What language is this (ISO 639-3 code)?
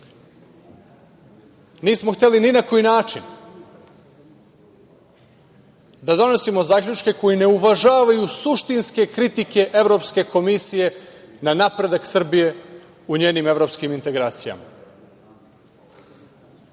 srp